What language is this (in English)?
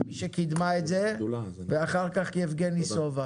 Hebrew